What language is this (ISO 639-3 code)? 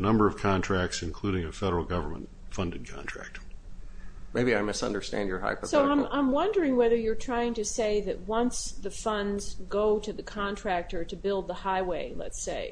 eng